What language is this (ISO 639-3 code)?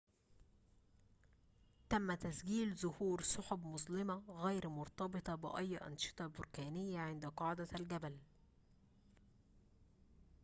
ara